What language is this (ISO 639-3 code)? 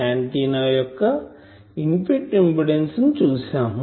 tel